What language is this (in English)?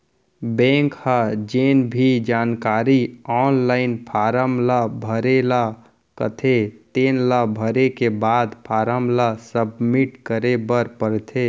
Chhattisgarhi